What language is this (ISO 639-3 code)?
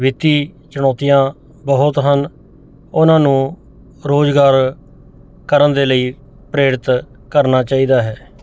pan